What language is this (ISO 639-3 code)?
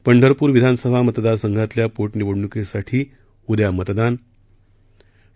mar